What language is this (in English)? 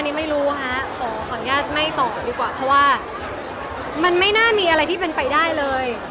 Thai